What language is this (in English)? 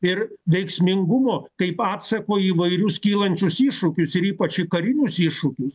Lithuanian